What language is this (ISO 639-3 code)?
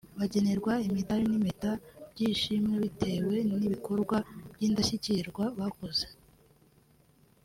kin